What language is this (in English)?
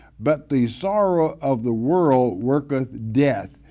English